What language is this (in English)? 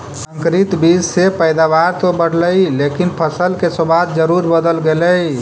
Magahi